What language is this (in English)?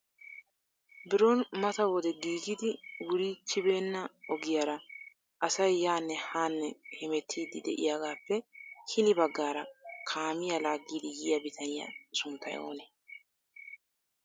Wolaytta